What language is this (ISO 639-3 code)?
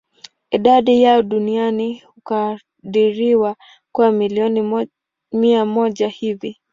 swa